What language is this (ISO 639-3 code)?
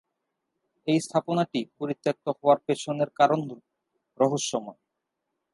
ben